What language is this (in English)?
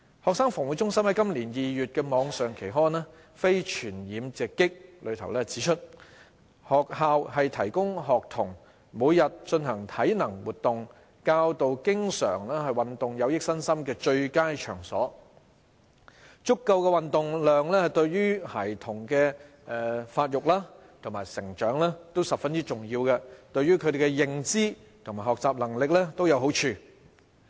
Cantonese